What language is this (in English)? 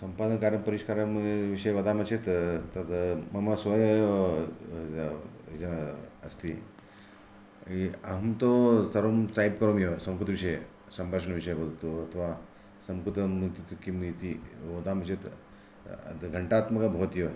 Sanskrit